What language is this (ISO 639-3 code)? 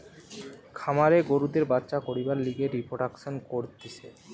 ben